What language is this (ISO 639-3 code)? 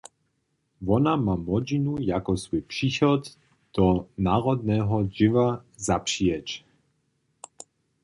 hsb